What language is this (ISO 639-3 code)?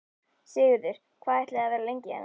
isl